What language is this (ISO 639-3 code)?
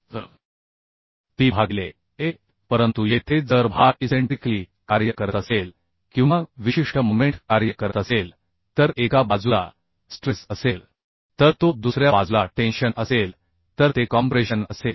mar